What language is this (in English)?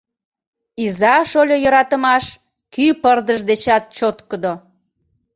Mari